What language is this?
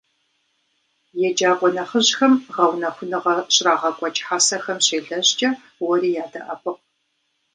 Kabardian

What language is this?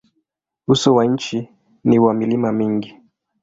Swahili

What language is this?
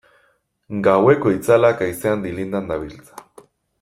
Basque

